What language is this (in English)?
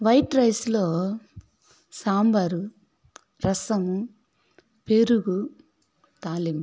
Telugu